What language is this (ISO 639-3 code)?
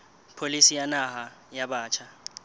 sot